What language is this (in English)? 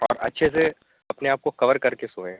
Urdu